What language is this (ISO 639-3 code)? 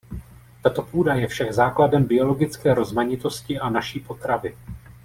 ces